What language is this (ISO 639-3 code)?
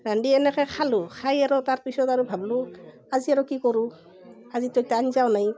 asm